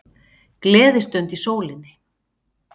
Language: Icelandic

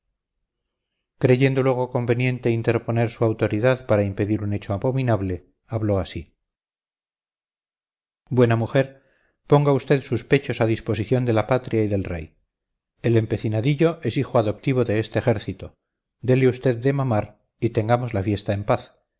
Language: Spanish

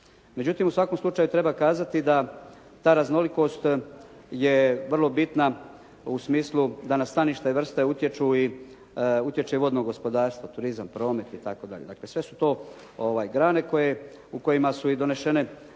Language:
Croatian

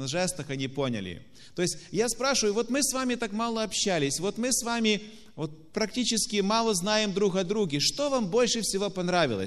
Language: Russian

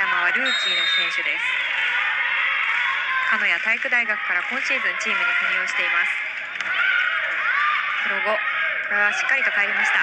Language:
Japanese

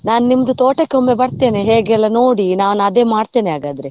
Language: Kannada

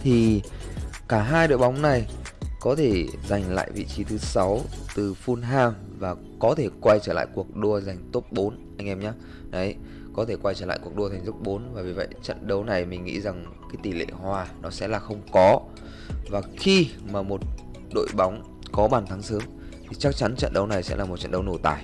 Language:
Vietnamese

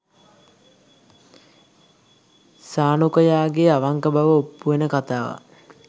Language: Sinhala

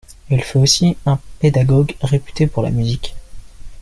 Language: French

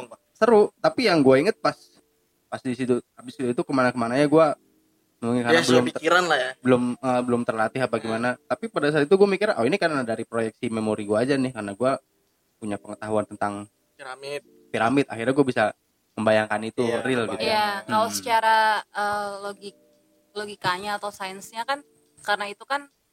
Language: Indonesian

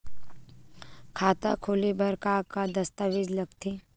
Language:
Chhattisgarhi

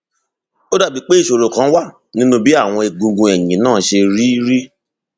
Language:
Yoruba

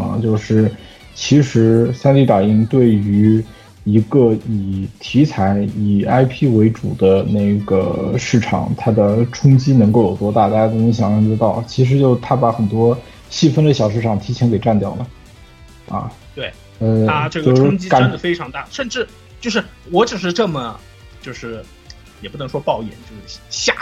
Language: Chinese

